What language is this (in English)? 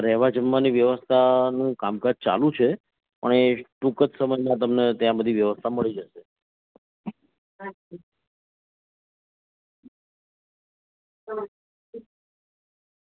Gujarati